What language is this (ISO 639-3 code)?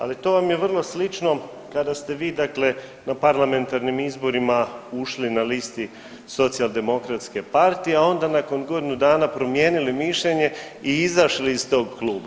hrv